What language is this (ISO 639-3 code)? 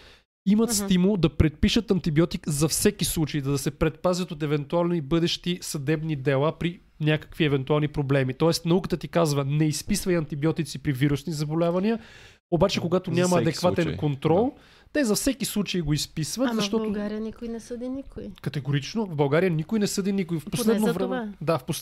bul